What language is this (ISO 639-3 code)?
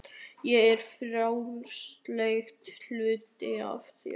isl